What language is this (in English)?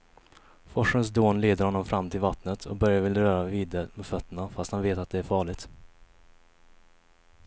Swedish